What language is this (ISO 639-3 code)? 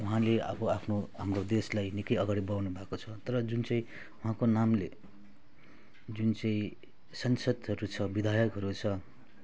nep